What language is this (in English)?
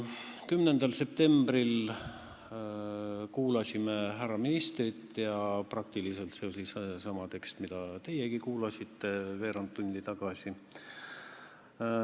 Estonian